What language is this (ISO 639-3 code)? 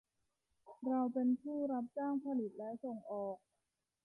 tha